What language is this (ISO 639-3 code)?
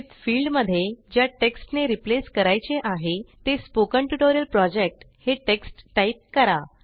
mar